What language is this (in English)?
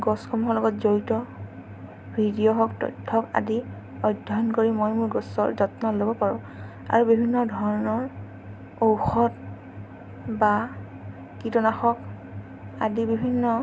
Assamese